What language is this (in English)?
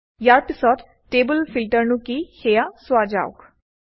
Assamese